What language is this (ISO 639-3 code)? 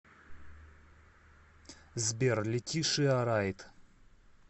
rus